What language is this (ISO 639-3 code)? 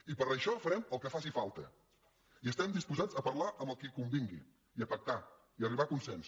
cat